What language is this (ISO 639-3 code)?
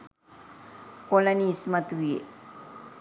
sin